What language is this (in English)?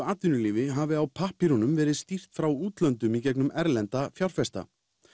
Icelandic